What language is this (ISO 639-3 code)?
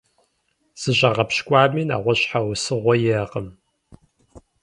kbd